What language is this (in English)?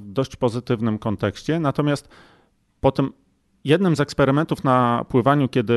Polish